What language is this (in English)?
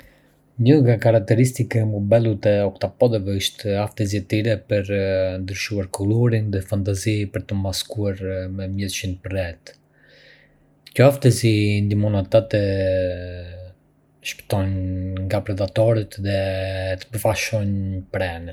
Arbëreshë Albanian